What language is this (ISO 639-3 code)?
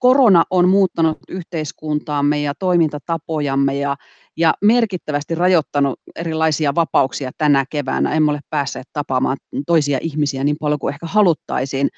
fin